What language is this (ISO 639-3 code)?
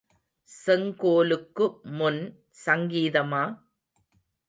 tam